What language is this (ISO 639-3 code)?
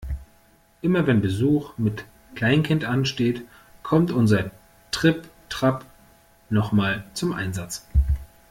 deu